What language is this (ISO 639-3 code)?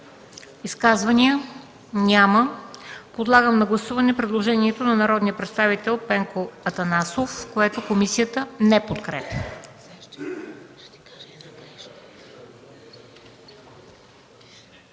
bul